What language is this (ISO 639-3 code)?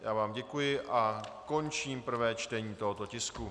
ces